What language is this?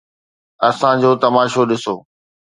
Sindhi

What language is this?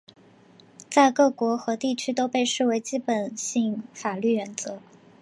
Chinese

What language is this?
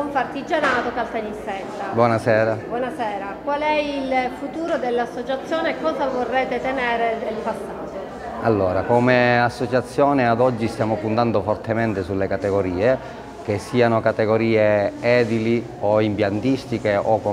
Italian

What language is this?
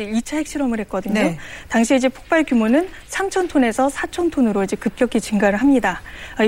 Korean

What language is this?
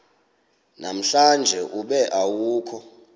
Xhosa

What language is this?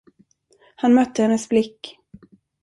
Swedish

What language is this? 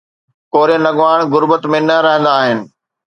Sindhi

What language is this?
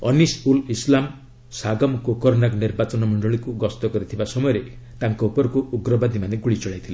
Odia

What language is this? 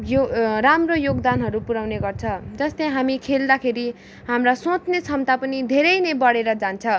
Nepali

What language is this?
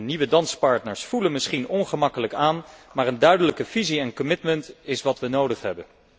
Dutch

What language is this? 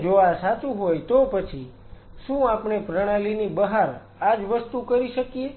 Gujarati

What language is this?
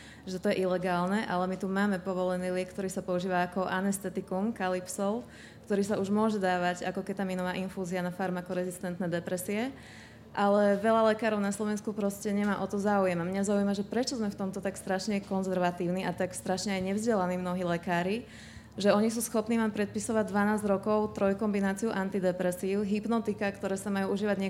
Slovak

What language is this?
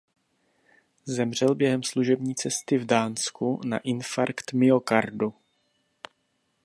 Czech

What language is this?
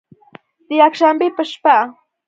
Pashto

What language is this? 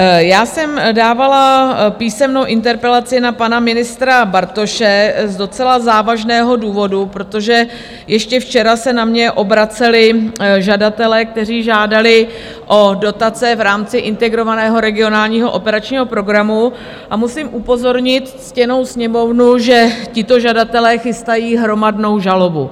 Czech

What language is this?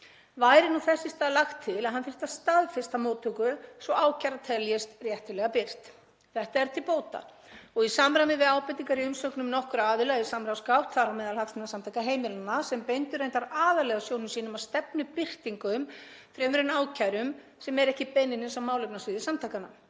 Icelandic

